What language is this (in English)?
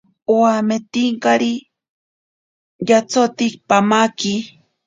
Ashéninka Perené